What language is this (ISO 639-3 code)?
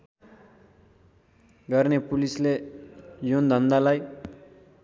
nep